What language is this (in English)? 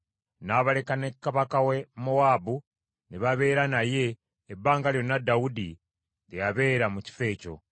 Ganda